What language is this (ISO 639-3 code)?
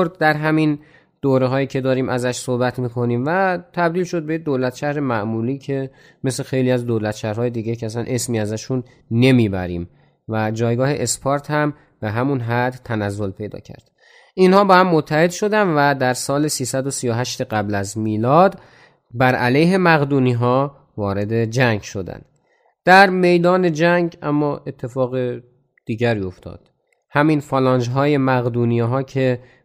fas